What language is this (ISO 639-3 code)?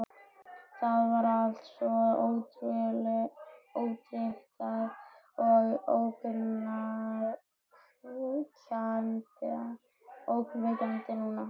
isl